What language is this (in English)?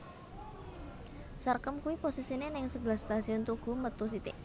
Javanese